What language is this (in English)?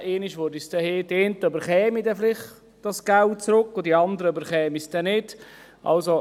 Swiss German